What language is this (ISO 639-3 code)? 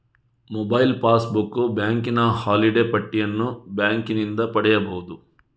kan